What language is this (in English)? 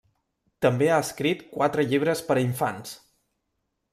Catalan